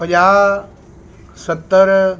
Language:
Punjabi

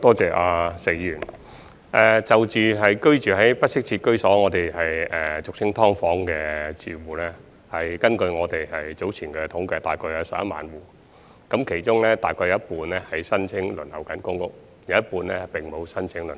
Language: Cantonese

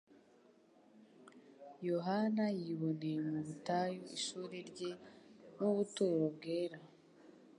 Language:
Kinyarwanda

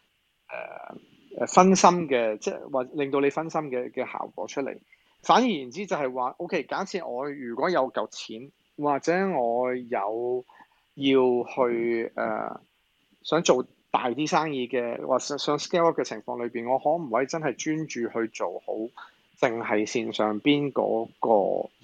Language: Chinese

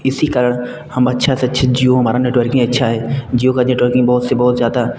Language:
Hindi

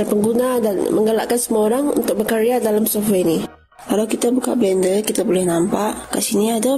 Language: Malay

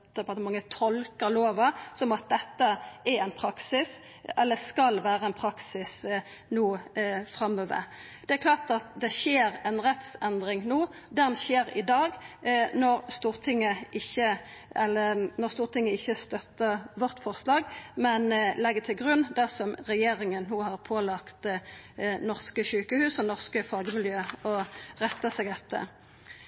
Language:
Norwegian Nynorsk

